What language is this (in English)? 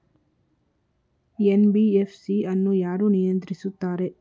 Kannada